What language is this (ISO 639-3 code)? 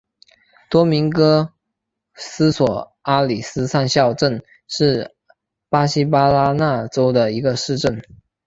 zho